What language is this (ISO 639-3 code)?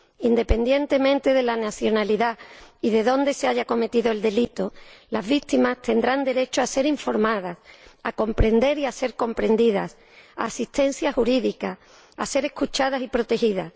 spa